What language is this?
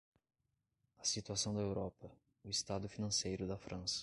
Portuguese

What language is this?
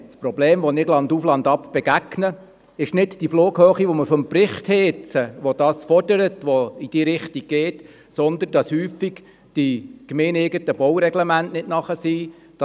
Swiss German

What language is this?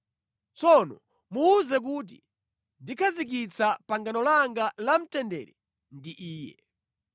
Nyanja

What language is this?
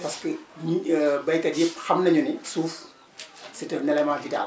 Wolof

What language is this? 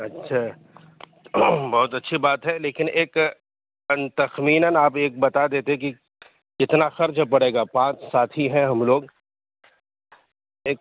Urdu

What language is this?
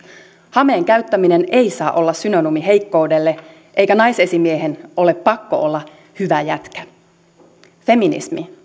Finnish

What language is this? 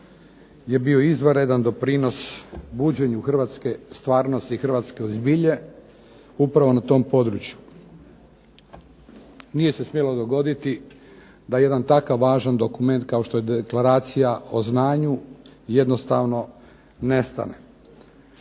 Croatian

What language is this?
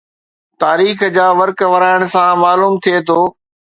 Sindhi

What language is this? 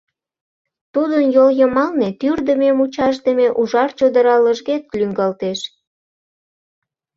Mari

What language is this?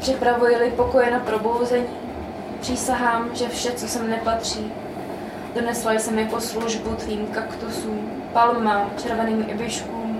Czech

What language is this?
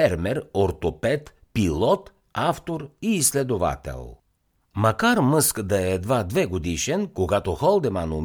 Bulgarian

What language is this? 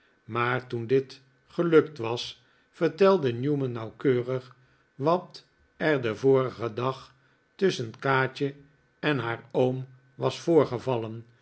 Dutch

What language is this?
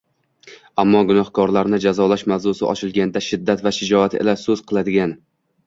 Uzbek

